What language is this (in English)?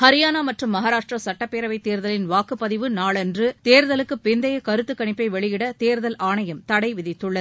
Tamil